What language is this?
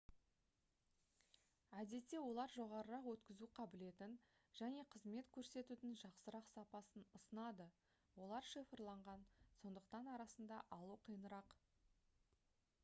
Kazakh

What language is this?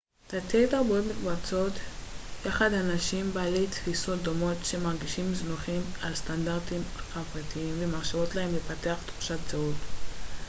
Hebrew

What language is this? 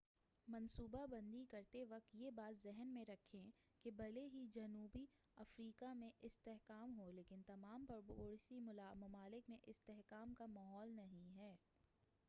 Urdu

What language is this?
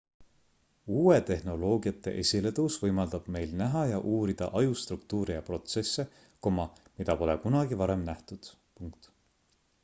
Estonian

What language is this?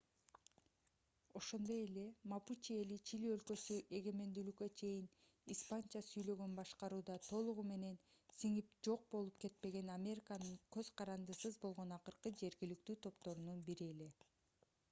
Kyrgyz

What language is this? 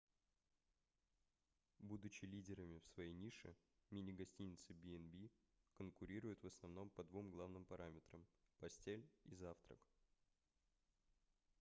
Russian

